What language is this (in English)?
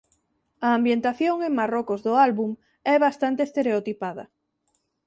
Galician